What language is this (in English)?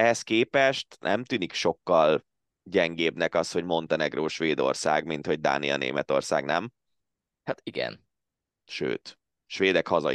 Hungarian